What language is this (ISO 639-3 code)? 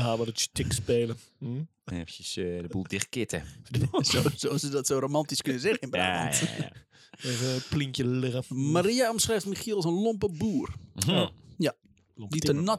nld